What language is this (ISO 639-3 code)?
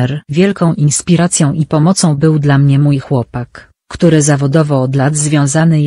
pol